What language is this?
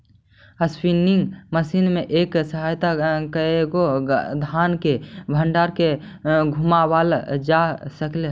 Magahi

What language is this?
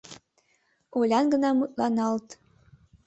Mari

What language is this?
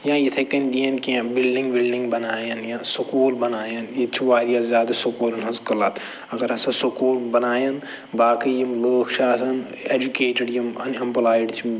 Kashmiri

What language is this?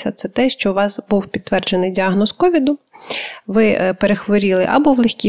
Ukrainian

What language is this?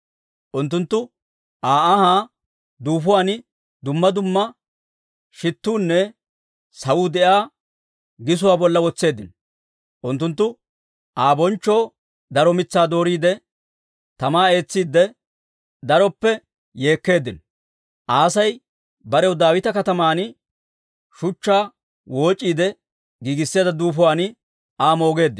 Dawro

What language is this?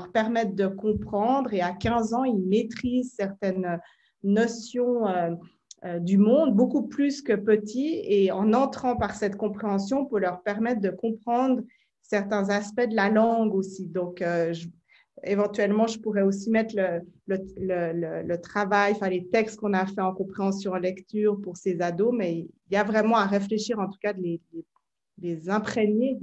French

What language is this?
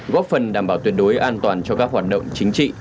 Vietnamese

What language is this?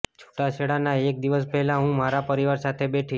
Gujarati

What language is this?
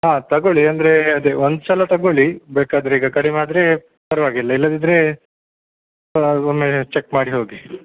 Kannada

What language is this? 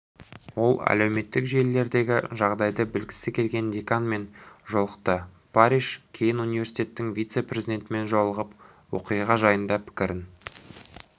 Kazakh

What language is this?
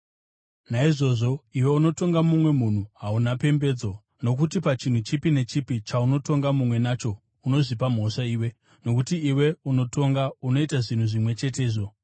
Shona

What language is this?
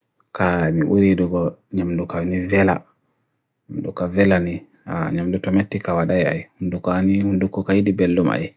Bagirmi Fulfulde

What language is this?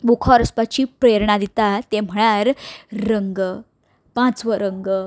Konkani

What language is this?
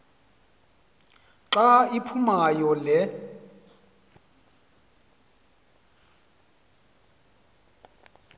Xhosa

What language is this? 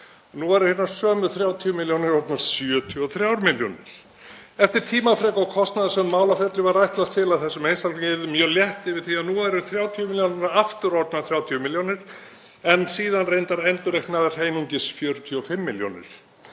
Icelandic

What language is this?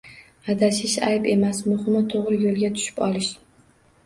Uzbek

